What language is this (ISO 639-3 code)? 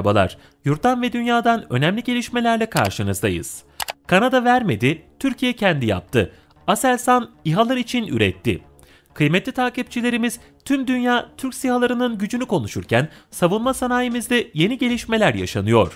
tur